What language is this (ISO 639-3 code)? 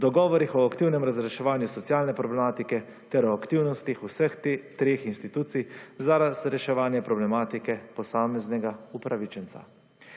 slv